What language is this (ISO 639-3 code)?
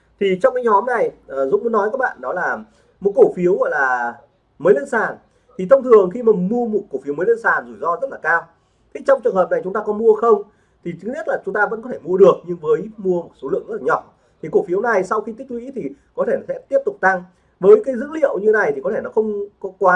vie